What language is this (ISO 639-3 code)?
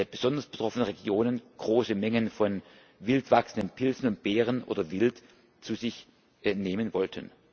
deu